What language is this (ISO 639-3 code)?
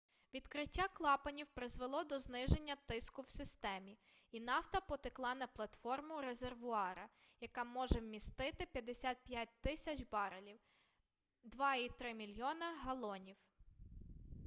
ukr